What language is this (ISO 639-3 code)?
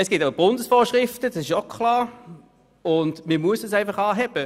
gsw